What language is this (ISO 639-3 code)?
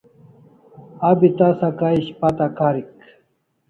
kls